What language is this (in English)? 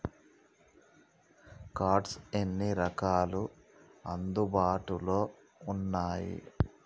Telugu